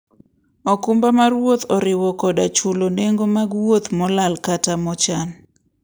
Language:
Luo (Kenya and Tanzania)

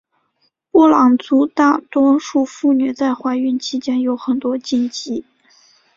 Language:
Chinese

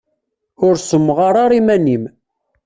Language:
Kabyle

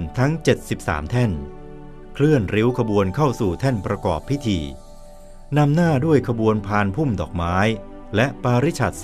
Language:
Thai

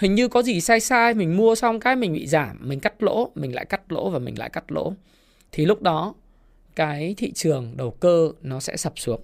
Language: Vietnamese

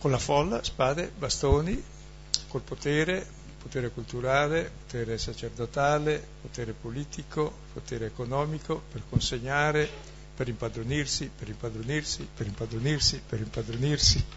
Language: Italian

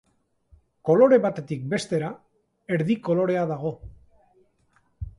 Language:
Basque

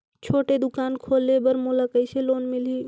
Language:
Chhattisgarhi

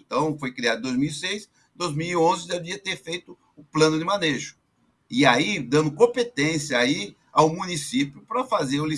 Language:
Portuguese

